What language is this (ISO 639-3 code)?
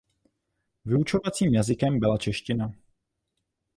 ces